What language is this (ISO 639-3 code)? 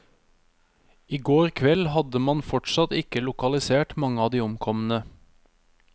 nor